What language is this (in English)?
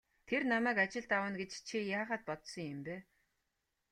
Mongolian